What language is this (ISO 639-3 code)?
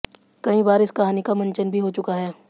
hin